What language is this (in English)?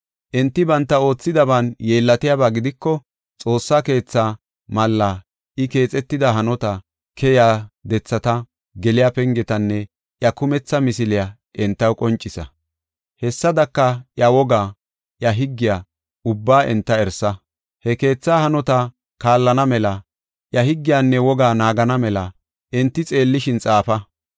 Gofa